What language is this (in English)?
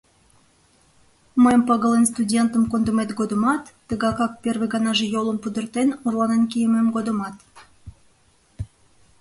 Mari